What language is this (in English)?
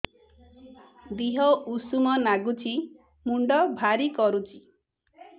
Odia